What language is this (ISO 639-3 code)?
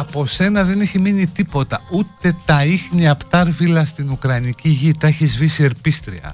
ell